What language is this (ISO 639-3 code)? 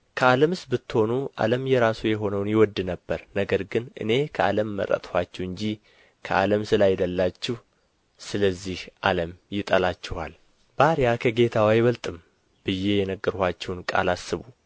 amh